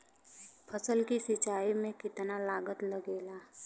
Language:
Bhojpuri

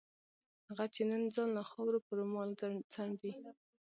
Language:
Pashto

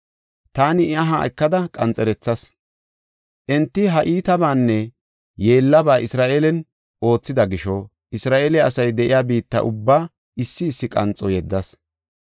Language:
Gofa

